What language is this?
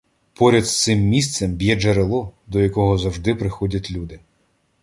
Ukrainian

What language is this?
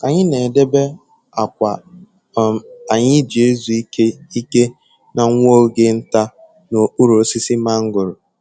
Igbo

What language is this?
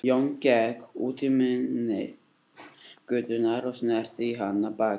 Icelandic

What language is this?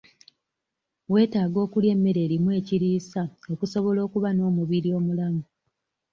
Ganda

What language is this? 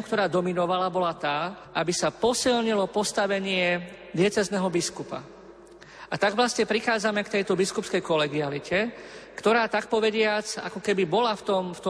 Slovak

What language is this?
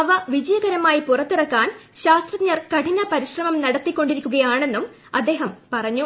Malayalam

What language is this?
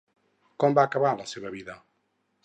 Catalan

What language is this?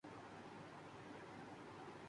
Urdu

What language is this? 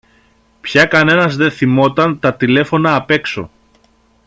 Greek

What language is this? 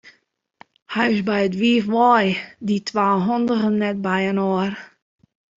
Western Frisian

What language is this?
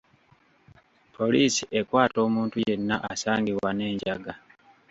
Ganda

